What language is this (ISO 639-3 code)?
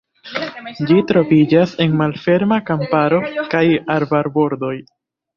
epo